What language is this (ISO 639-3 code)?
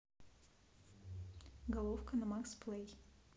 rus